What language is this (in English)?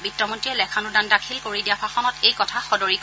Assamese